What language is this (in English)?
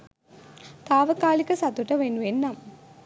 Sinhala